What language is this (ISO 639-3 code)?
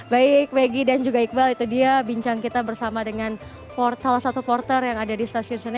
ind